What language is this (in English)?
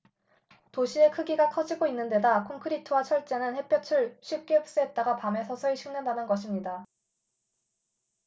Korean